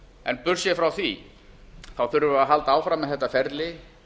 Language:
Icelandic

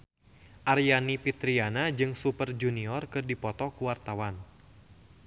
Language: Sundanese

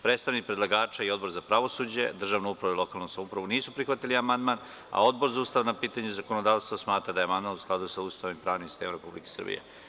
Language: Serbian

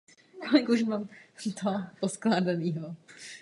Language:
Czech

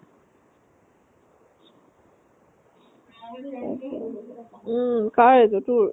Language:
Assamese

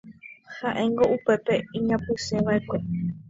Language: Guarani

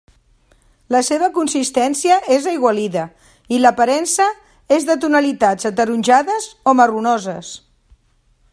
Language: Catalan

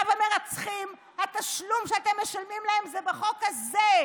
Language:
Hebrew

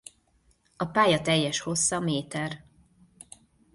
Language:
Hungarian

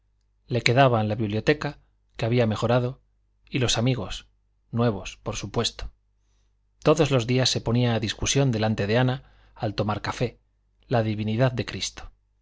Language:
Spanish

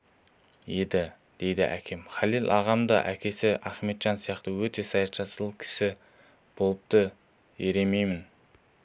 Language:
Kazakh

